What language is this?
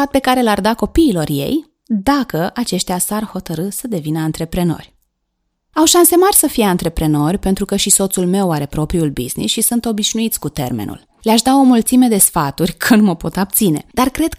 Romanian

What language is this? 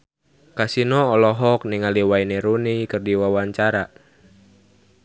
Sundanese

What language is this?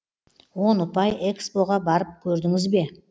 Kazakh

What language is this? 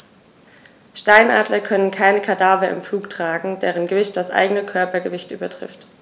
German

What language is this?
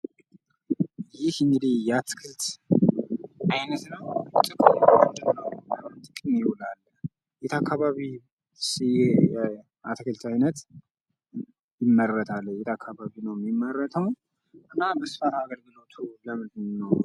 Amharic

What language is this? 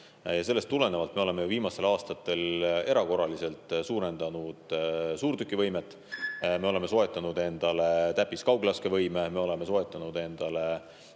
Estonian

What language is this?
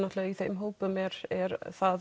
Icelandic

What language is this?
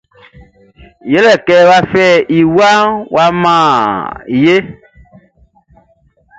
Baoulé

